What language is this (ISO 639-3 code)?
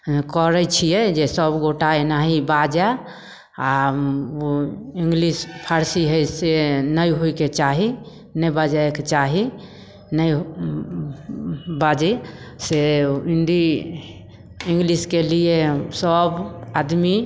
mai